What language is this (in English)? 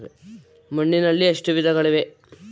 Kannada